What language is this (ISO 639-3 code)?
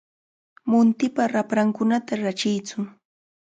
qvl